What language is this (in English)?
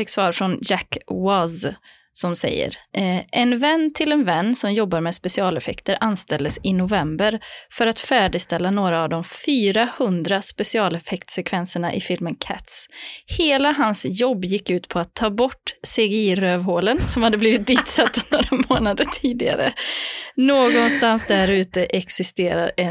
Swedish